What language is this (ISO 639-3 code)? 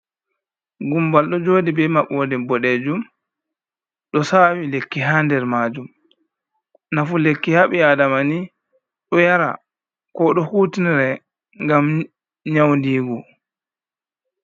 ful